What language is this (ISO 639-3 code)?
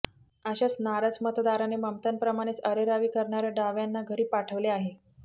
mar